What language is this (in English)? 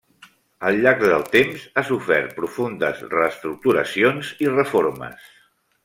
Catalan